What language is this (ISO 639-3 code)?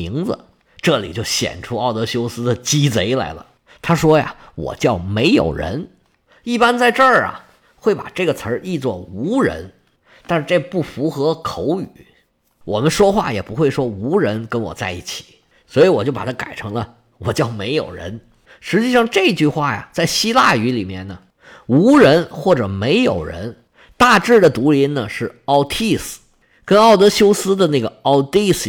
zho